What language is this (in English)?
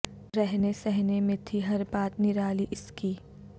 Urdu